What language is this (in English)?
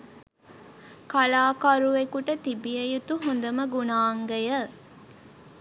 Sinhala